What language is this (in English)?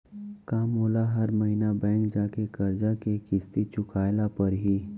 Chhattisgarhi